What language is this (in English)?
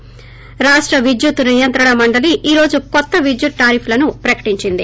Telugu